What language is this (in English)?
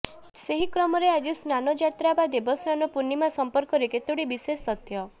Odia